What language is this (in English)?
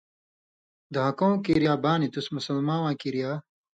Indus Kohistani